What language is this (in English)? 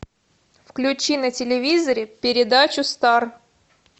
Russian